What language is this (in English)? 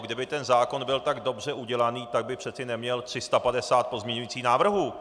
Czech